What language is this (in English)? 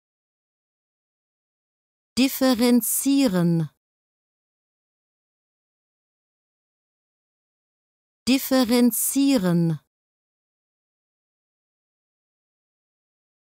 German